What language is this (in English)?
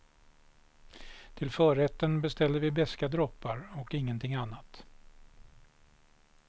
Swedish